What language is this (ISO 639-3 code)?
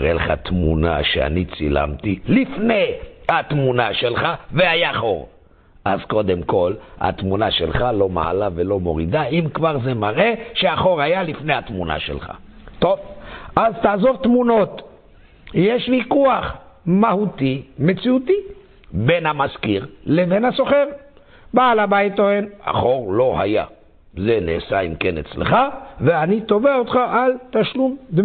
heb